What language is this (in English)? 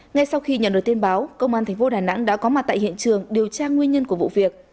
Vietnamese